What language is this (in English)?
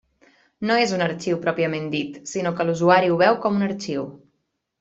Catalan